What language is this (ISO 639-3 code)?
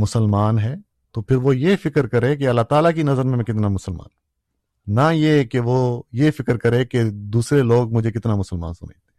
urd